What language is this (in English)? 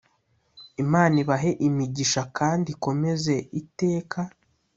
Kinyarwanda